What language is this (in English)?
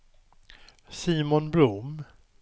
Swedish